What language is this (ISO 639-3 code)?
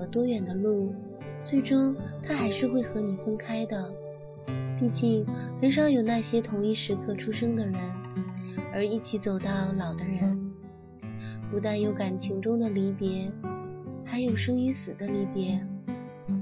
zho